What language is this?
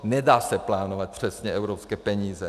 Czech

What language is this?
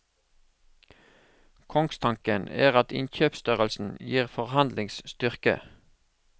Norwegian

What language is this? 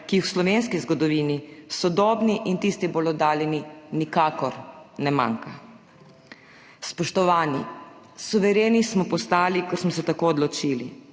Slovenian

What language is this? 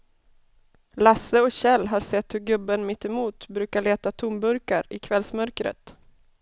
Swedish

